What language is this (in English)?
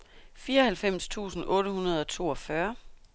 Danish